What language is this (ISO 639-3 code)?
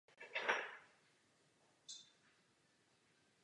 ces